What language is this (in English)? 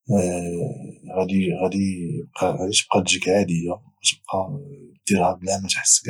Moroccan Arabic